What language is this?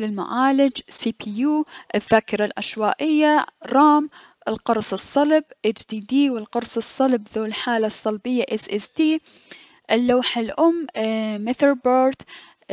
Mesopotamian Arabic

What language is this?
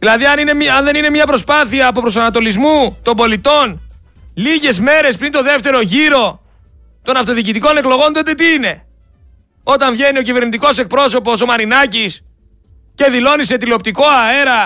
Greek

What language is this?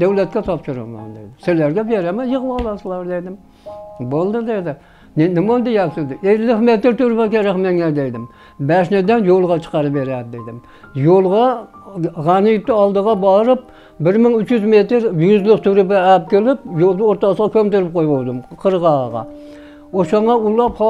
Turkish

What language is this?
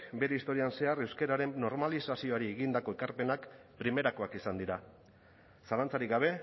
Basque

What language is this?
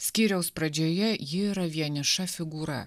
Lithuanian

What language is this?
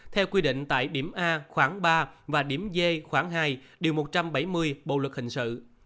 Vietnamese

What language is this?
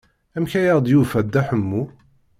Kabyle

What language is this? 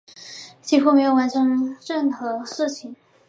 Chinese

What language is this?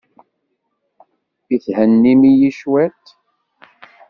Kabyle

